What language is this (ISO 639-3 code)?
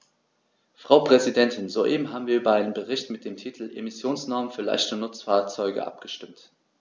deu